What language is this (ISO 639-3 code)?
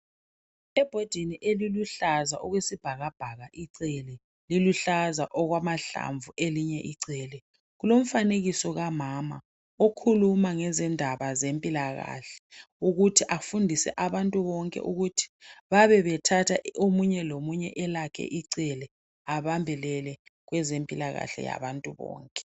nde